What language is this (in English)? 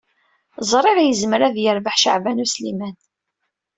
Kabyle